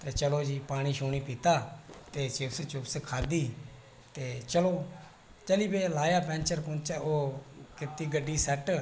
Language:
Dogri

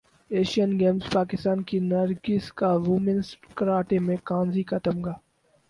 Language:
Urdu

